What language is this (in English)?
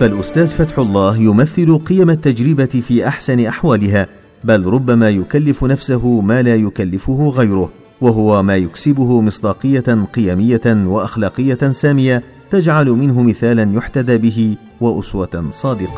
Arabic